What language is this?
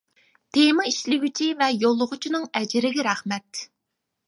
Uyghur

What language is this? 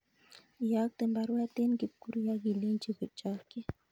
Kalenjin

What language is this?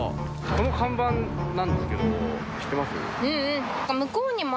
Japanese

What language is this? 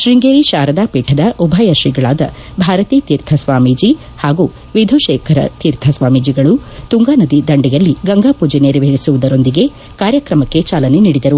Kannada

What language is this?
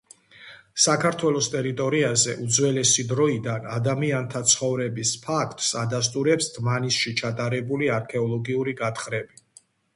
Georgian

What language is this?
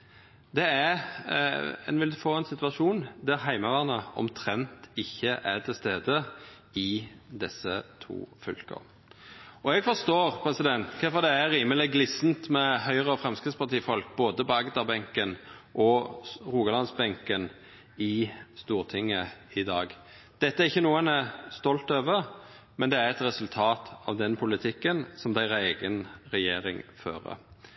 Norwegian Nynorsk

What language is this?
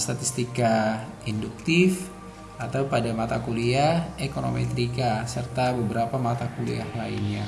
Indonesian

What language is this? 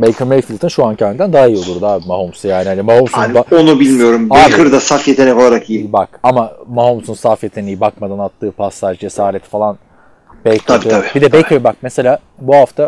Turkish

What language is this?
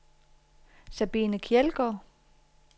Danish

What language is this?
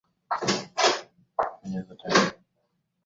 Swahili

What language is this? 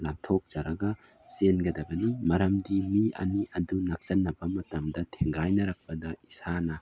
Manipuri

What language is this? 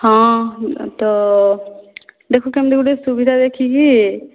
Odia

